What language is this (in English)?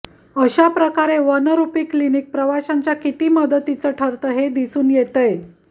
Marathi